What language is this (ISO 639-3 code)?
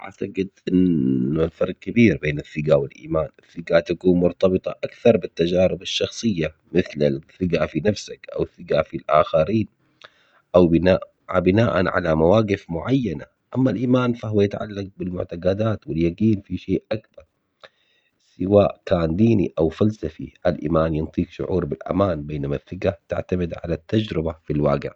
acx